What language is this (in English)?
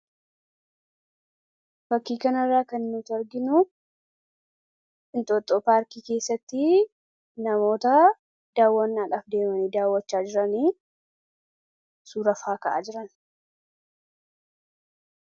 Oromo